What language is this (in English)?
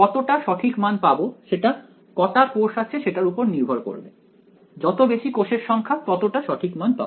Bangla